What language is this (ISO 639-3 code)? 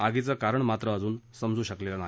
mar